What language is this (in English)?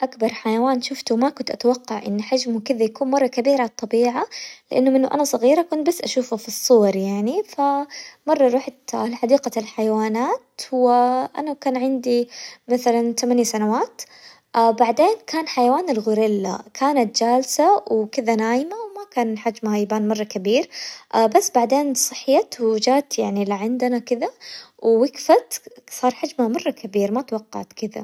Hijazi Arabic